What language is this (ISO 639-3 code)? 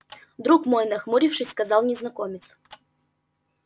rus